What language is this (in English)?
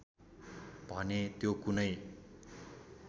Nepali